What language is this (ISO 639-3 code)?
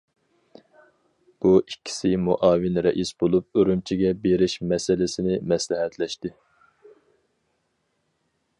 uig